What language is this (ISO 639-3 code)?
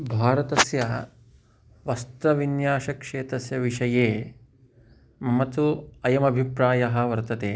san